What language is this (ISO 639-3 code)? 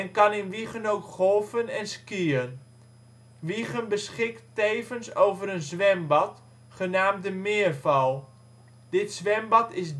nld